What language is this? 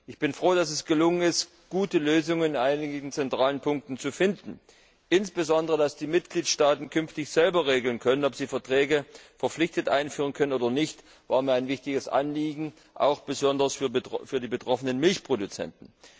German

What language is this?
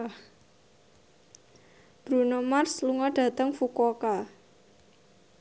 Javanese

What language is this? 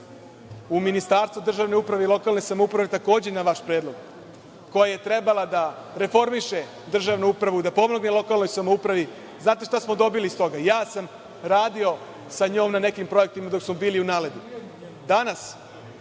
Serbian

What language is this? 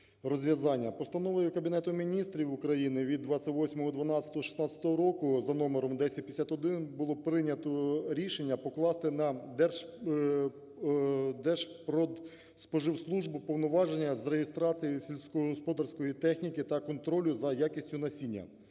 Ukrainian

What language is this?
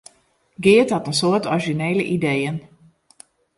Western Frisian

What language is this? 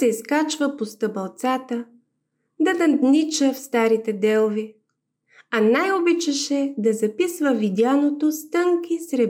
Bulgarian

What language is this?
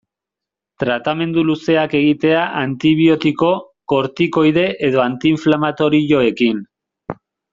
Basque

